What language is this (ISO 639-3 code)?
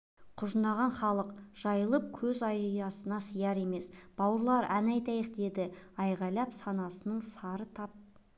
kaz